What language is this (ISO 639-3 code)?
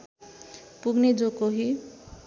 nep